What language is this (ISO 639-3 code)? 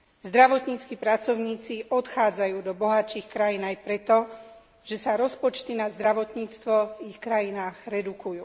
slk